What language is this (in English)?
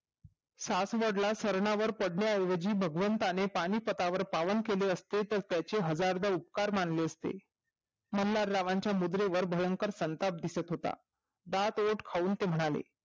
Marathi